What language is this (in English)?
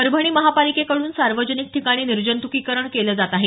Marathi